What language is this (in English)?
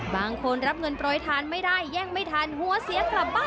Thai